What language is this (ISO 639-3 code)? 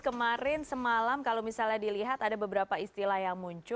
ind